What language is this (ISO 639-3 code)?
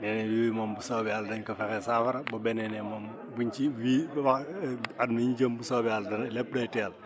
wol